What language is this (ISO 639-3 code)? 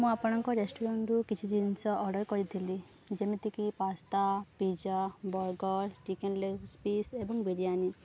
ori